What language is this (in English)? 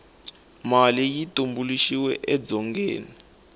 Tsonga